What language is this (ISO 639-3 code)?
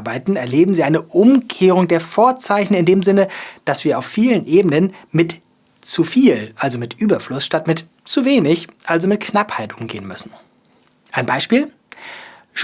deu